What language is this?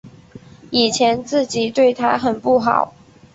Chinese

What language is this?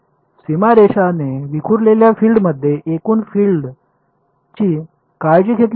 Marathi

